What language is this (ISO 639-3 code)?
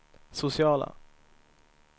swe